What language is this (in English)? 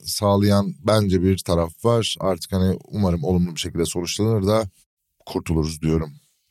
Turkish